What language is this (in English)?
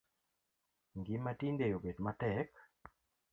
Luo (Kenya and Tanzania)